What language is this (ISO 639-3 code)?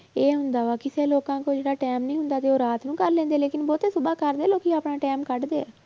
pan